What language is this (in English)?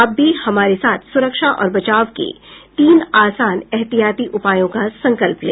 Hindi